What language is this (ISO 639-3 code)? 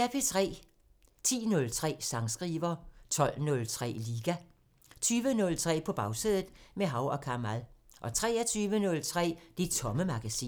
dan